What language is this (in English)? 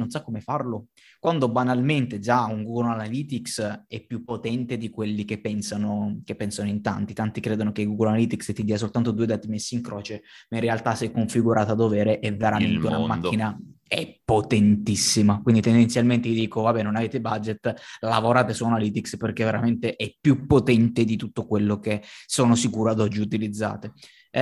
Italian